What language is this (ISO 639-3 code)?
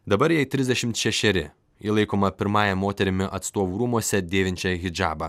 lit